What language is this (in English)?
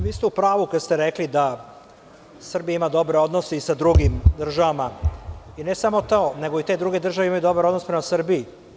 Serbian